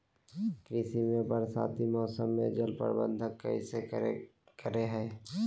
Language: Magahi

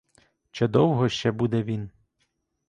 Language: Ukrainian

